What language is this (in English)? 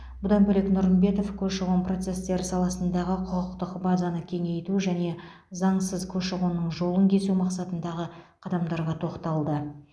Kazakh